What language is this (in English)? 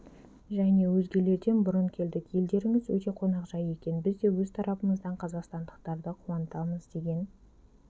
Kazakh